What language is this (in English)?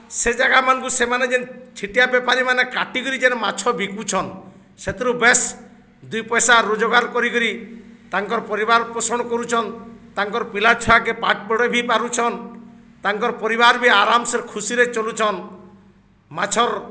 Odia